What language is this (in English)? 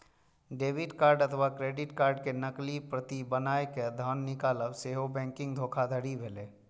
Maithili